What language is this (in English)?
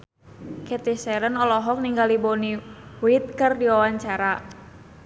Sundanese